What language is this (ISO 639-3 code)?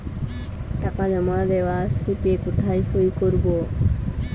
ben